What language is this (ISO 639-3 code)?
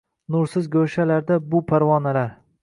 uzb